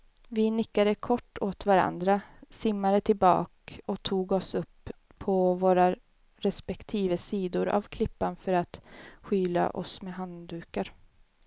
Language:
Swedish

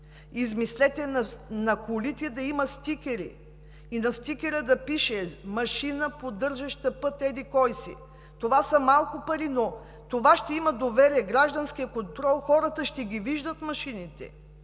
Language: Bulgarian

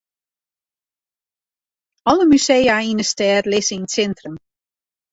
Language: Western Frisian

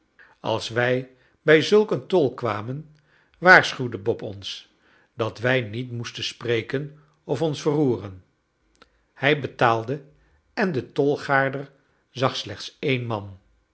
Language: Dutch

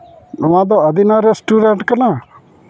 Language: Santali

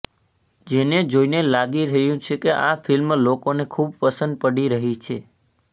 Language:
Gujarati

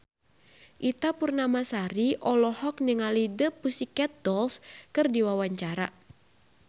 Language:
Sundanese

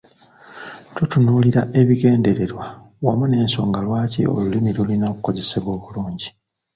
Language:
Ganda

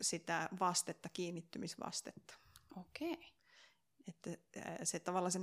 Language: Finnish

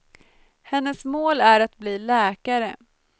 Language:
Swedish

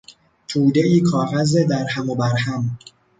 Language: Persian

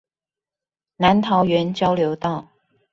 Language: Chinese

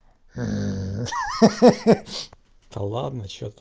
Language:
Russian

